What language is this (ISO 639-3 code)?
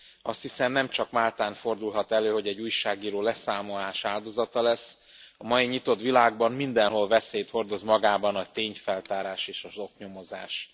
hun